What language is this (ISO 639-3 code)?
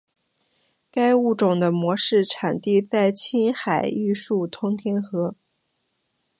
zho